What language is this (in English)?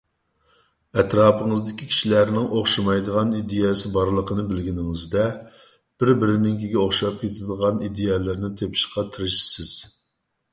Uyghur